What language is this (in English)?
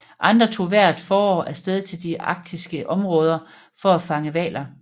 Danish